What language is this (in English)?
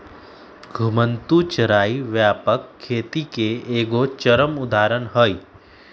Magahi